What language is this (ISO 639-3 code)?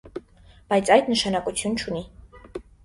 hye